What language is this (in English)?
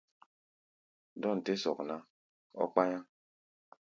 Gbaya